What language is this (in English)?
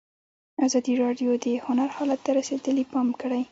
Pashto